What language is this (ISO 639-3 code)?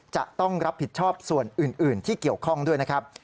tha